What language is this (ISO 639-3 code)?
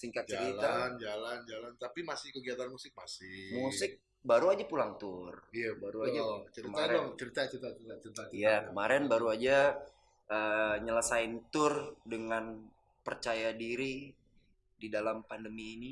ind